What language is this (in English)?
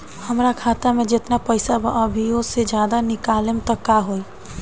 Bhojpuri